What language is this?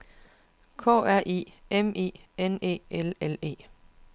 Danish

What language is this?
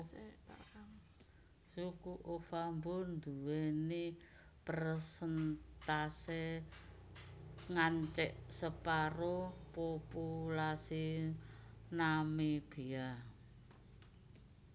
Javanese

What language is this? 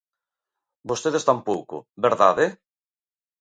Galician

